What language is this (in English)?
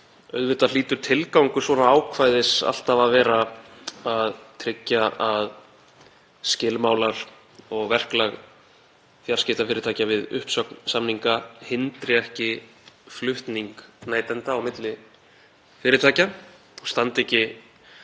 Icelandic